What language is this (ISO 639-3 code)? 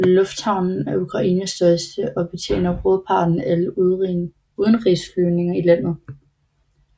dan